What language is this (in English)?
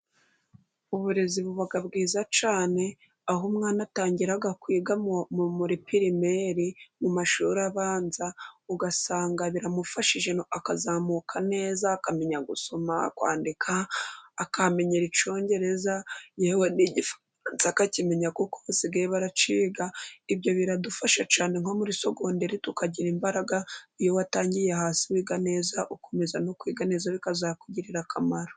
Kinyarwanda